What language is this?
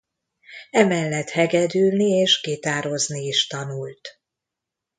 Hungarian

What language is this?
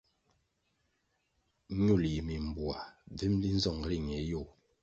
Kwasio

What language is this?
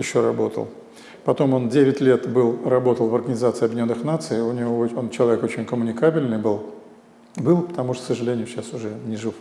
Russian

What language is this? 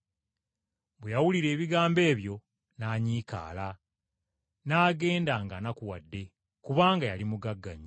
Ganda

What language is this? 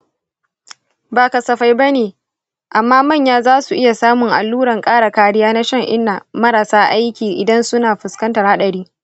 Hausa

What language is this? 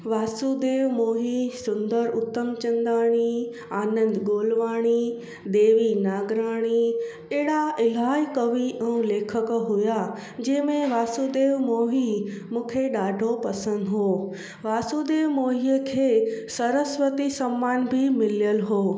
Sindhi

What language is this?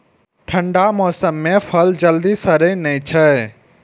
Maithili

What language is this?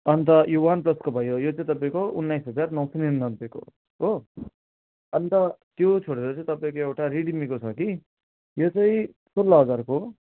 Nepali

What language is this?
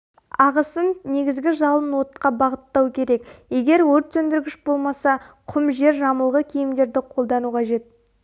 Kazakh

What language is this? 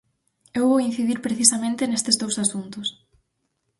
Galician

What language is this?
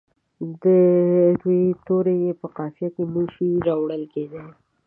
Pashto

